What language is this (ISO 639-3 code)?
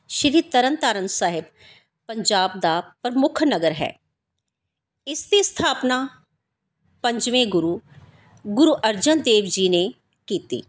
pan